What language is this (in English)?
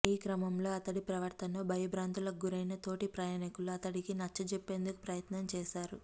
Telugu